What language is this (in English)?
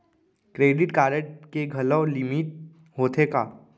Chhattisgarhi